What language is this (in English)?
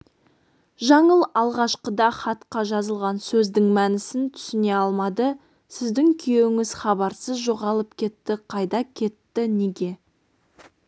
Kazakh